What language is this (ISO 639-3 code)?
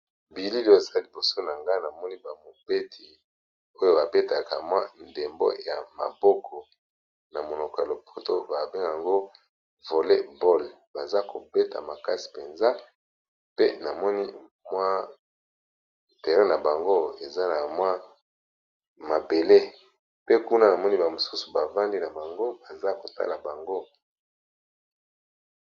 lin